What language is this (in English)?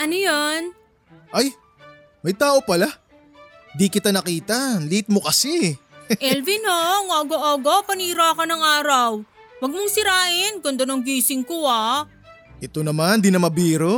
Filipino